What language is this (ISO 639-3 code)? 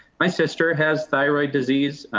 eng